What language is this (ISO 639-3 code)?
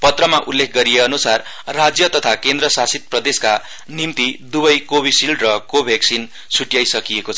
nep